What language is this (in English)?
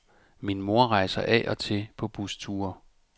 Danish